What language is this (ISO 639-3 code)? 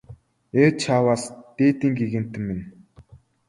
mon